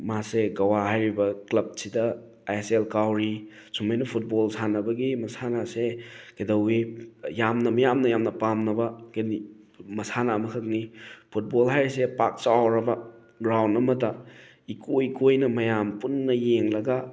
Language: Manipuri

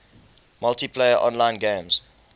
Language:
English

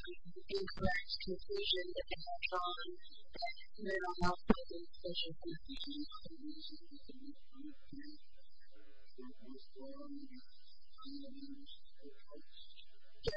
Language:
English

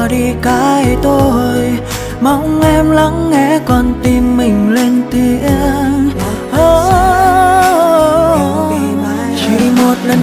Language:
Vietnamese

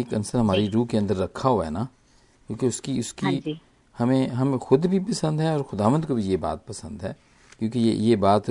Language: Hindi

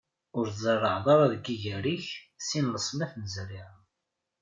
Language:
Kabyle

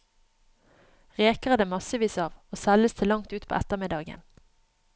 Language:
Norwegian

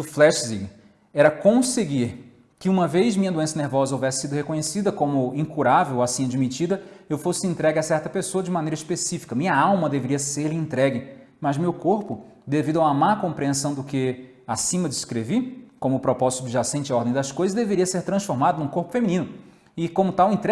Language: Portuguese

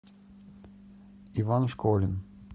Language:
Russian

